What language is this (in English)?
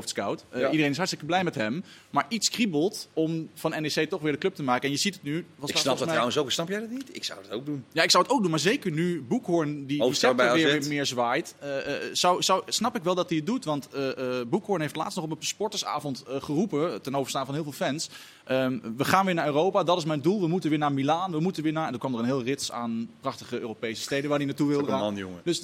Dutch